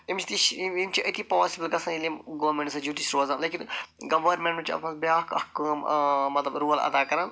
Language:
Kashmiri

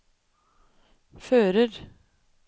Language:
Norwegian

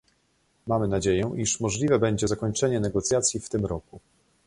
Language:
Polish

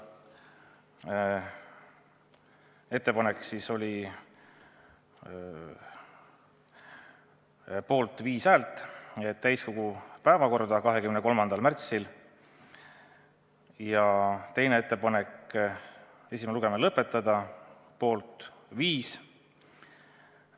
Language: Estonian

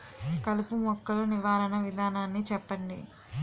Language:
Telugu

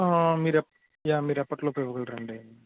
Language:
Telugu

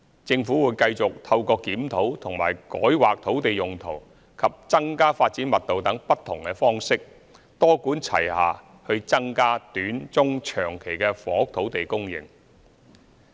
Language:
Cantonese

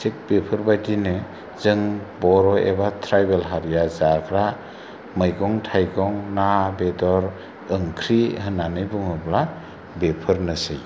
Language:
Bodo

